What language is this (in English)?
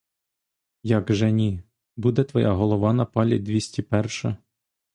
Ukrainian